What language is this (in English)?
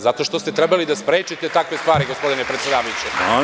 Serbian